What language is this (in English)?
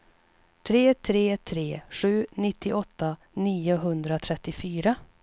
Swedish